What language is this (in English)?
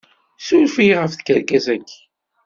Kabyle